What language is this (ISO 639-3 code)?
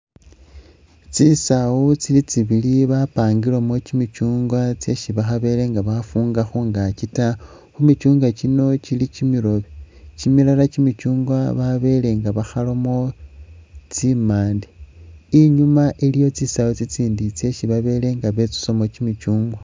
myx